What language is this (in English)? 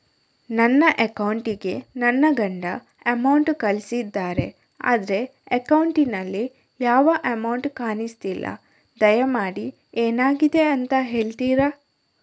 Kannada